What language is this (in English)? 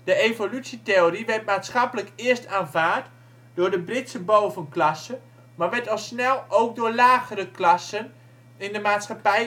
Dutch